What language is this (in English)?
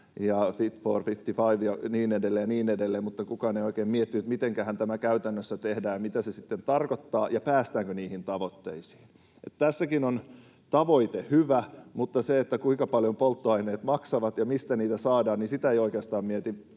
Finnish